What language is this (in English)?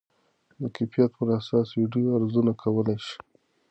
Pashto